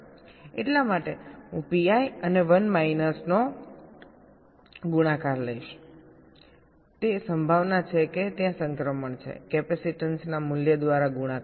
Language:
Gujarati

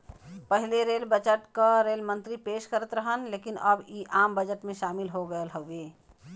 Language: Bhojpuri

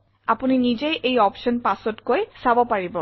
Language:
Assamese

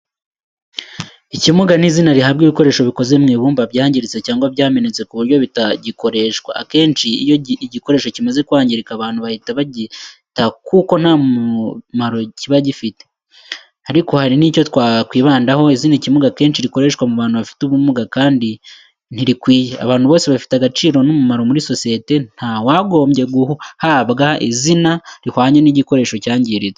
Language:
Kinyarwanda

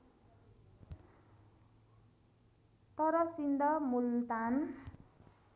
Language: Nepali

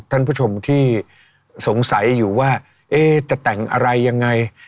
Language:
Thai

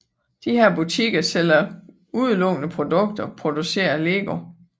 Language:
Danish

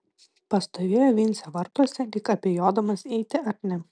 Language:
Lithuanian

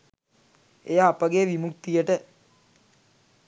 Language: Sinhala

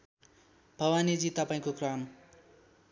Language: Nepali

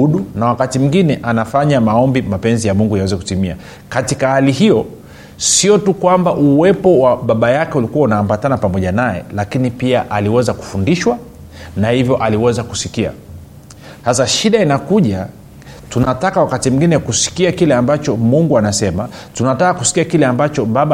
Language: Swahili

